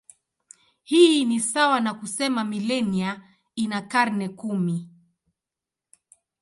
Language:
Swahili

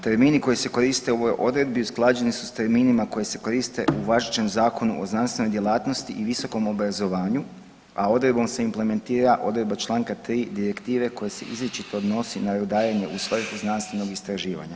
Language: Croatian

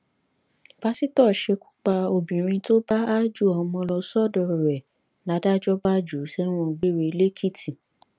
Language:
Yoruba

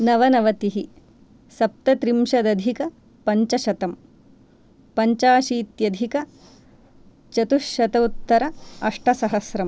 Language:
Sanskrit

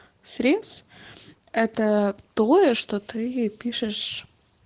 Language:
Russian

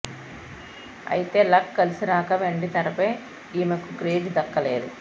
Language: Telugu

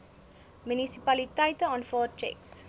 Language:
Afrikaans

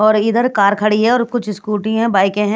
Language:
Hindi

